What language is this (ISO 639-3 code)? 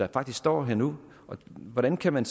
dan